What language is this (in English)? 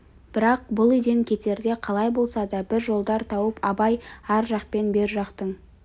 Kazakh